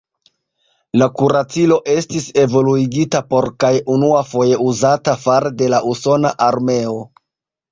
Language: Esperanto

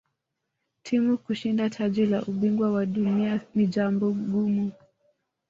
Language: Swahili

